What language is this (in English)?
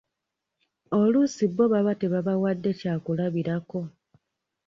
Ganda